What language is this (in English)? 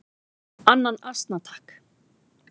Icelandic